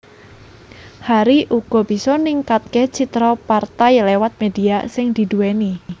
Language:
Javanese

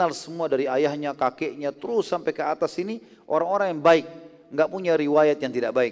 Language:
Indonesian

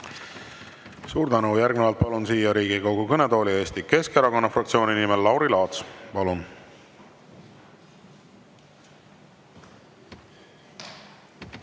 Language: Estonian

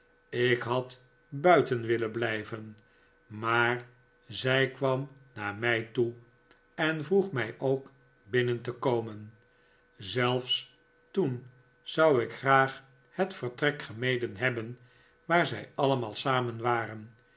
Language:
Dutch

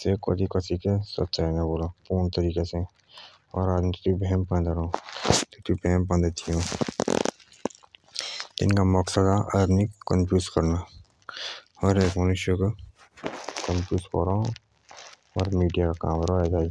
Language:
Jaunsari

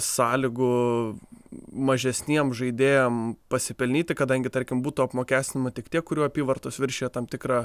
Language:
Lithuanian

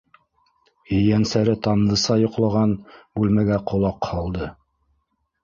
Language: Bashkir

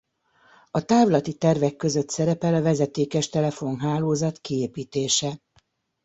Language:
Hungarian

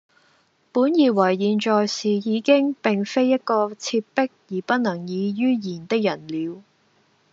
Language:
Cantonese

